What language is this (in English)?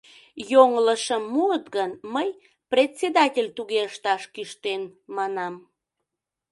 Mari